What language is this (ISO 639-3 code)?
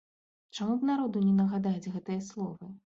bel